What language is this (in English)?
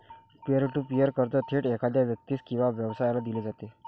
Marathi